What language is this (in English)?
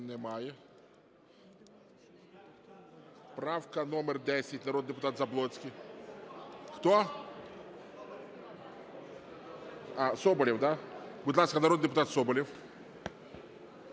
Ukrainian